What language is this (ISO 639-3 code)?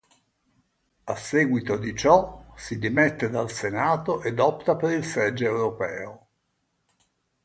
ita